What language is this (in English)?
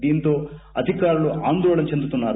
Telugu